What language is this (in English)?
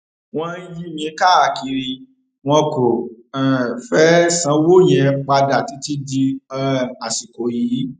Yoruba